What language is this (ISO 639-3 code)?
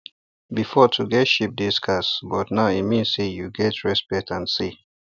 pcm